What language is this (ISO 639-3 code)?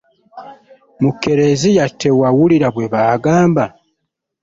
lug